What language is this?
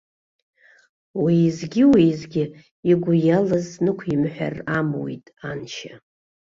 Abkhazian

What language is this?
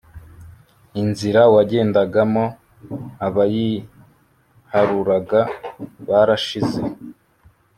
Kinyarwanda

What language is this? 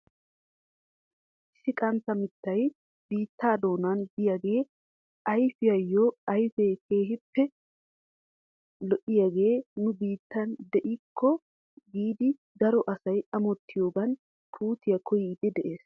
Wolaytta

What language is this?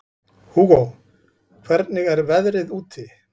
Icelandic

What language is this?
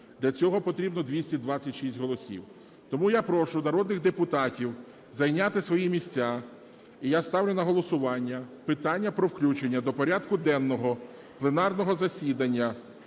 Ukrainian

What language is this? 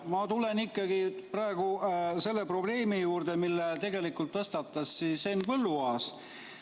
Estonian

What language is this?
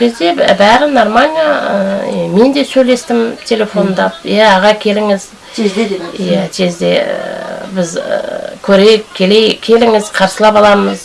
Kazakh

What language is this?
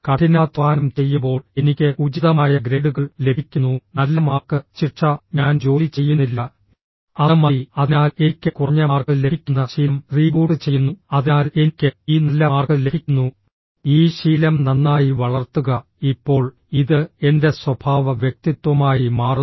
Malayalam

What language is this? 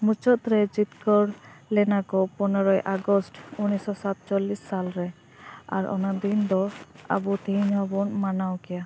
Santali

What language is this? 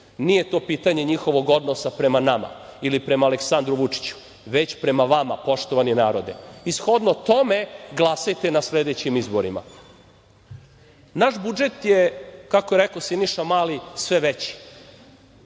Serbian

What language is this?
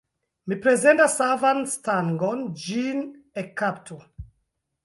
Esperanto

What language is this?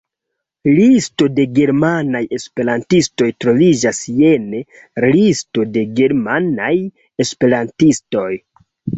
Esperanto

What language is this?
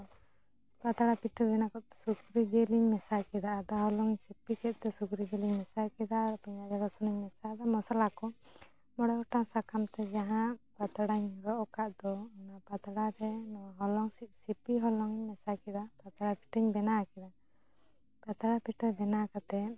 Santali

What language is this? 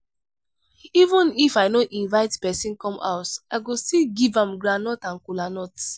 Nigerian Pidgin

